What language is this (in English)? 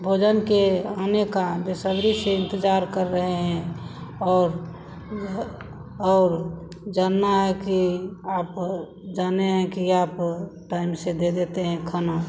Hindi